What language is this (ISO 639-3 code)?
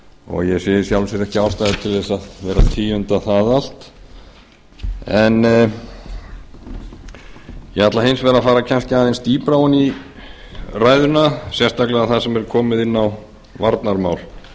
isl